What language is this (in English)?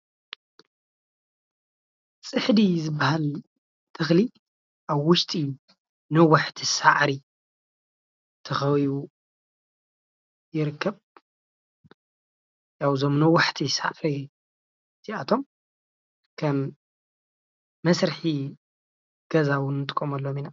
Tigrinya